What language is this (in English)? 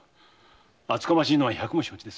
Japanese